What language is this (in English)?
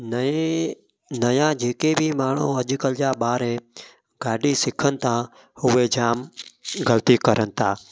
Sindhi